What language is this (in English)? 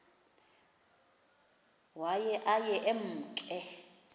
Xhosa